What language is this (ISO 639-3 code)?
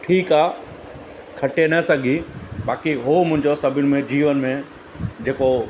snd